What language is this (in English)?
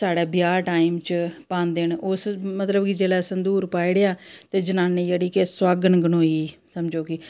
Dogri